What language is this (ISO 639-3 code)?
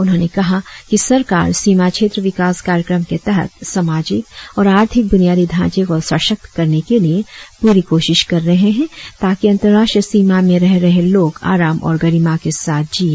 hin